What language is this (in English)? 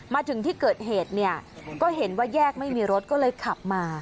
Thai